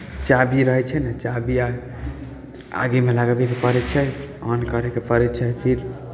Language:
Maithili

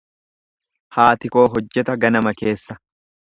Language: Oromo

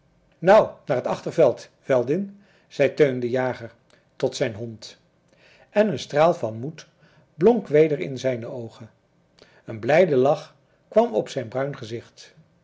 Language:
Dutch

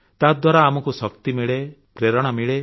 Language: Odia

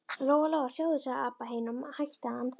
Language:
Icelandic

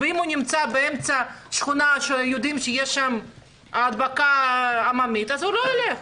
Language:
Hebrew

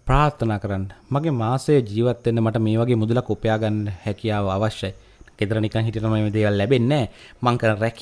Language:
Indonesian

